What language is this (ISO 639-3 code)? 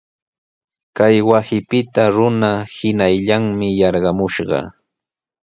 qws